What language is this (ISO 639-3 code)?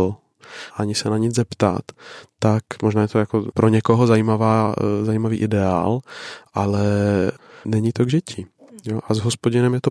ces